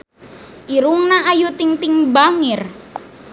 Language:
Sundanese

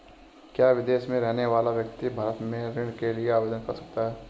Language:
Hindi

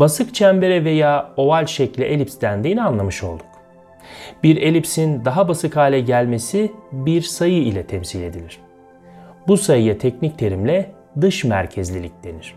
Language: Turkish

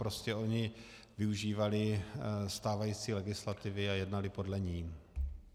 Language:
Czech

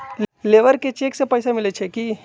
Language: Magahi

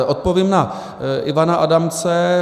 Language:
Czech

